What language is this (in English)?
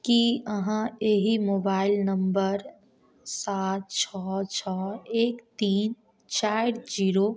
Maithili